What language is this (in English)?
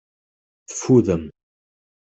Kabyle